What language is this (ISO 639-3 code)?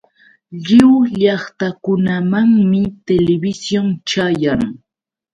qux